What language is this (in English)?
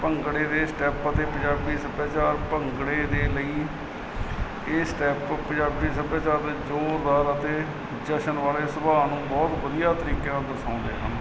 Punjabi